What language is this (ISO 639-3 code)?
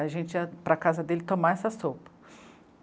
por